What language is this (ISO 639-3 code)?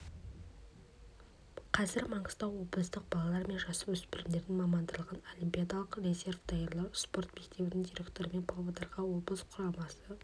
kaz